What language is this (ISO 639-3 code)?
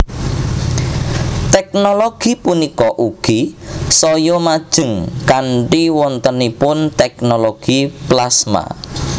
jav